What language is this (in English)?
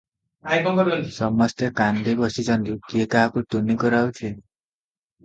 Odia